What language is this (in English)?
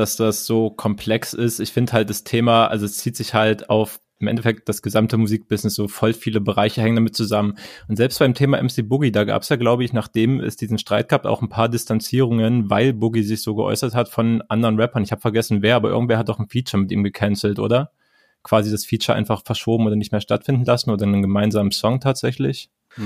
German